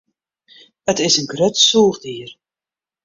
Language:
Western Frisian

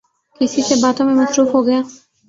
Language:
Urdu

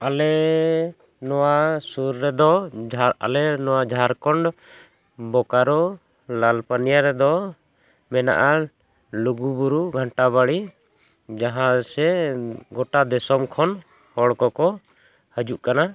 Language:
Santali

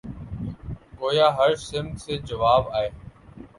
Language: Urdu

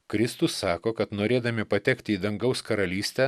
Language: Lithuanian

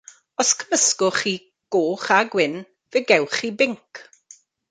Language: Welsh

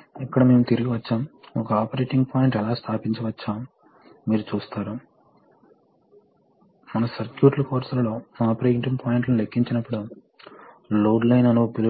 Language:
Telugu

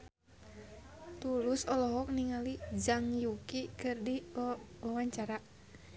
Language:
Sundanese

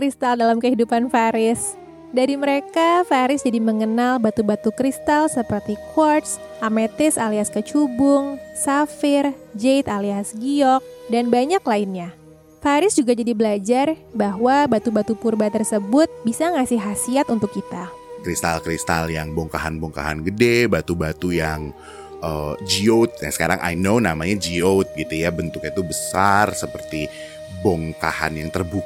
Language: Indonesian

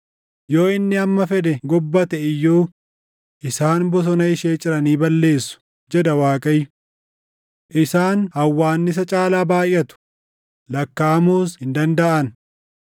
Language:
Oromo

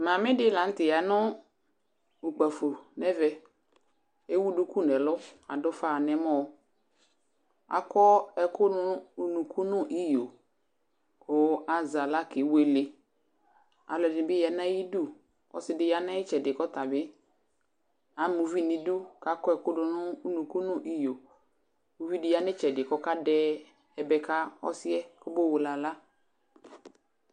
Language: Ikposo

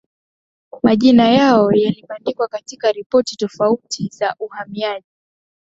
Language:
Swahili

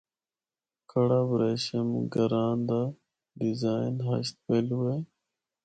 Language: Northern Hindko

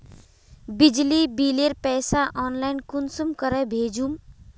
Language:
Magahi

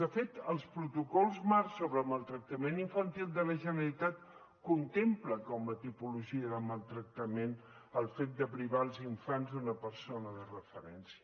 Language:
Catalan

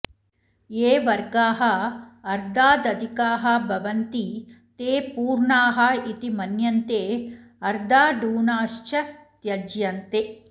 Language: Sanskrit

